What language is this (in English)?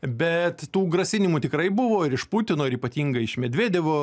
Lithuanian